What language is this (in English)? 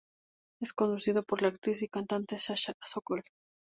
Spanish